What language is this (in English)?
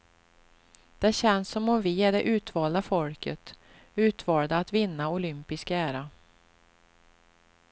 Swedish